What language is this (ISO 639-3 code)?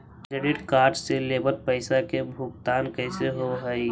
mag